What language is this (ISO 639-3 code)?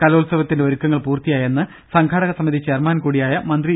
mal